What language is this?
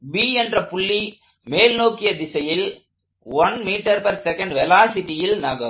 Tamil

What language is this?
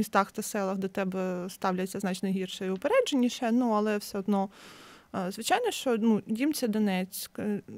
Ukrainian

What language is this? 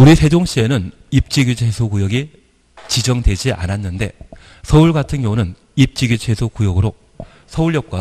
Korean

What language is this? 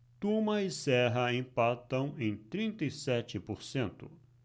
Portuguese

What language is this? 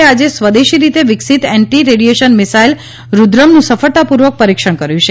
Gujarati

